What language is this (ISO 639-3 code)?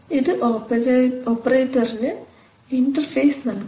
mal